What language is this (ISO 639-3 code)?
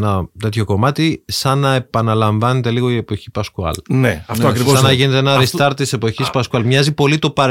ell